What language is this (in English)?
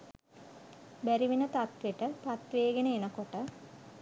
Sinhala